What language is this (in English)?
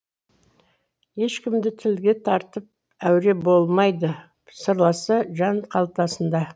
Kazakh